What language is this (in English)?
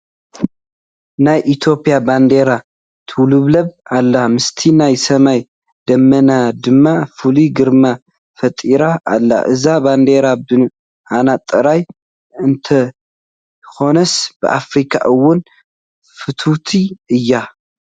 Tigrinya